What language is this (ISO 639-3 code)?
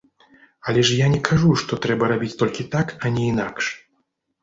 bel